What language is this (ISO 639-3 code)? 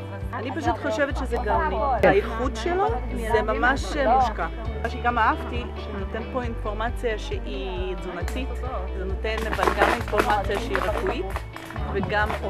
heb